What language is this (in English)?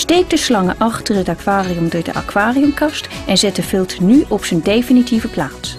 Dutch